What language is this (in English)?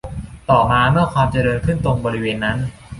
Thai